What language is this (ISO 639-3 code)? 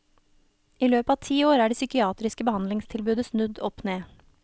nor